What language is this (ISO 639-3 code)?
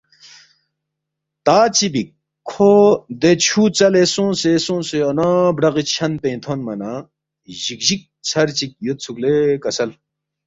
bft